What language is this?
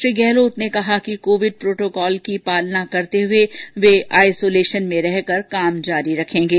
Hindi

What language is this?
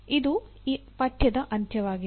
Kannada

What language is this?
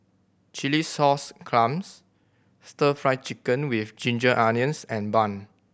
English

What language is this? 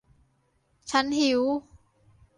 Thai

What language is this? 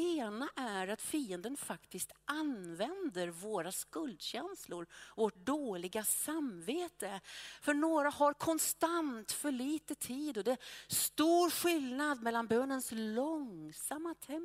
Swedish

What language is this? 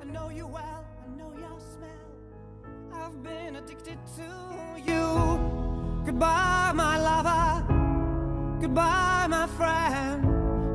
Russian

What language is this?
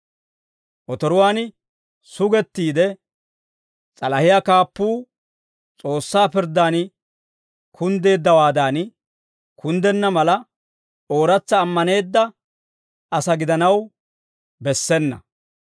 Dawro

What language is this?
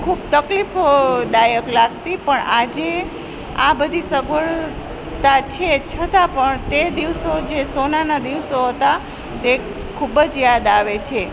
Gujarati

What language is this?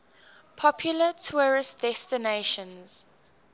English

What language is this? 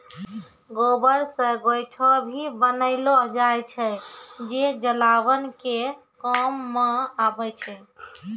Maithili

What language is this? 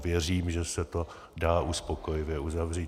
Czech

